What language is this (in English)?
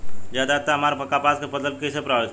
Bhojpuri